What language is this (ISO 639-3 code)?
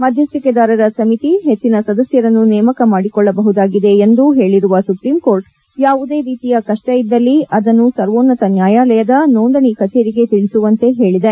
kan